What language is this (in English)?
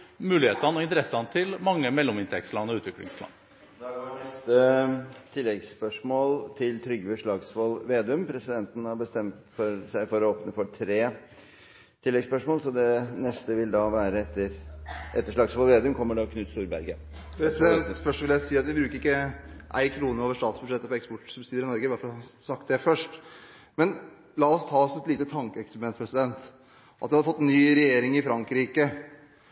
Norwegian